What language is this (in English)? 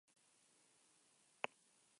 Basque